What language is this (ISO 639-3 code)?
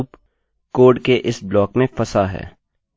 hin